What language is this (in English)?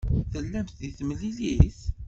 Kabyle